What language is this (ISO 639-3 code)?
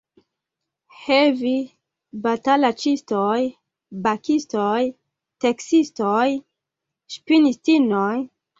epo